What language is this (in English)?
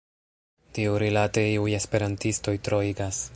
Esperanto